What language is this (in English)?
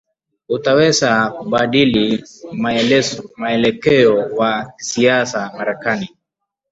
Swahili